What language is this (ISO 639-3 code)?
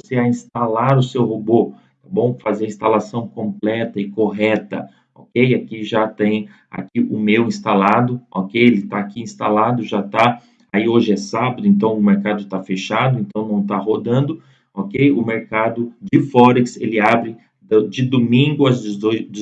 por